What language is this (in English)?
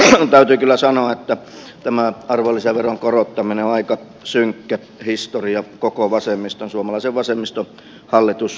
Finnish